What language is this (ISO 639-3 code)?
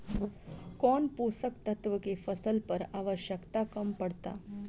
bho